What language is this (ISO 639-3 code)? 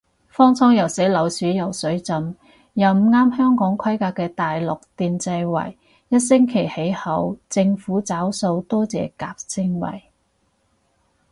yue